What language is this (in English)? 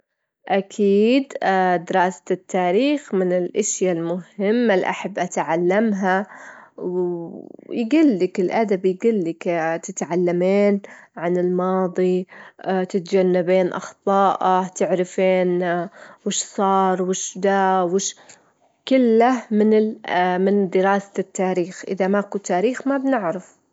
Gulf Arabic